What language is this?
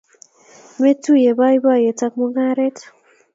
Kalenjin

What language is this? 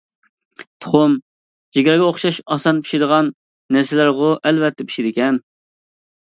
Uyghur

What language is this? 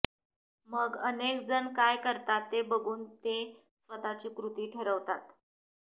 Marathi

